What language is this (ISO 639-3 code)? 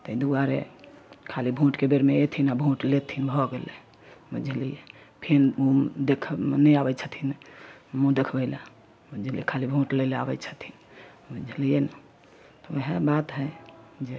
mai